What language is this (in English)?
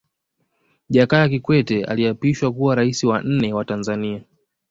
Swahili